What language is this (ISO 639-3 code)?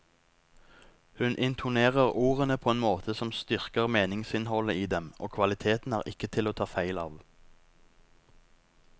nor